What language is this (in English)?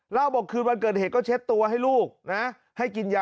Thai